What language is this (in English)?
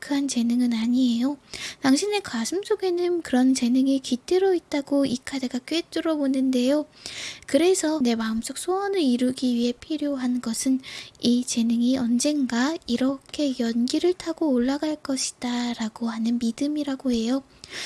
Korean